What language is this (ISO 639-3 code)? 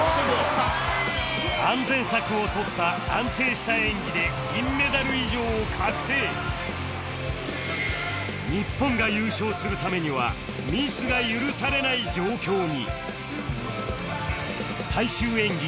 jpn